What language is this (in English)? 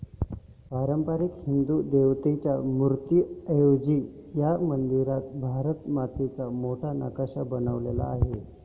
Marathi